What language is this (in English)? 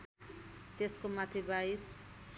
Nepali